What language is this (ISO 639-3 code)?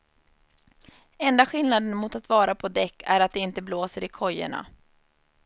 swe